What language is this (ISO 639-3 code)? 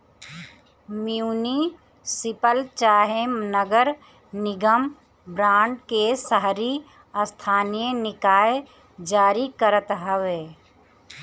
bho